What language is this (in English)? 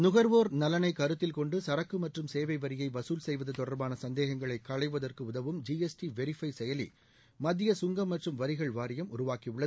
Tamil